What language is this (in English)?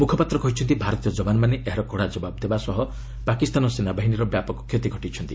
Odia